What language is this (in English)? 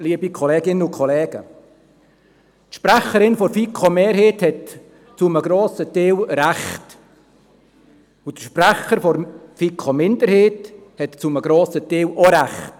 Swiss German